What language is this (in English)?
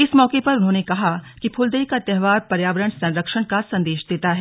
Hindi